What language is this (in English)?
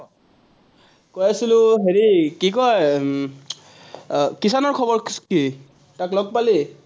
Assamese